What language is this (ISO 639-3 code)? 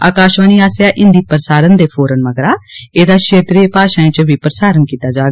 doi